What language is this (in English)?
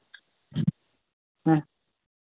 Santali